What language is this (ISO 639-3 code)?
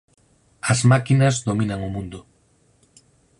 glg